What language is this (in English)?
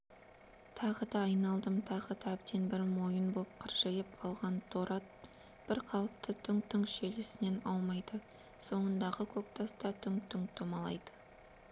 Kazakh